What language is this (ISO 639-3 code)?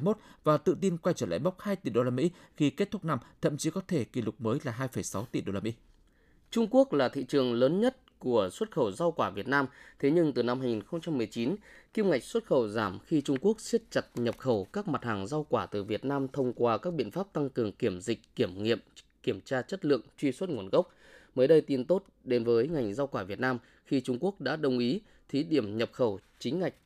vie